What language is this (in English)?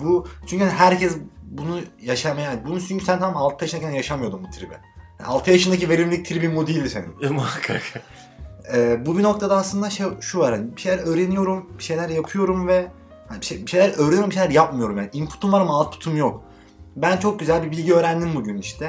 Turkish